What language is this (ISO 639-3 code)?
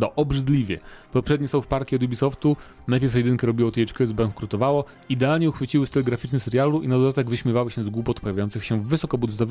pol